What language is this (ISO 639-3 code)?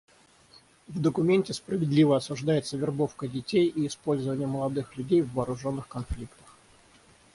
rus